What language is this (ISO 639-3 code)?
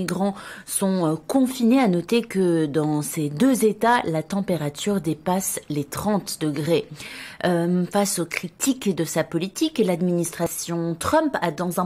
fra